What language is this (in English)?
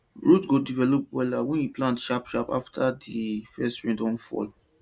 Nigerian Pidgin